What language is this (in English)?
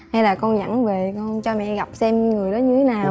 Vietnamese